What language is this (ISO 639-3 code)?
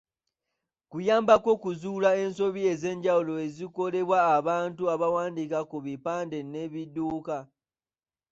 lug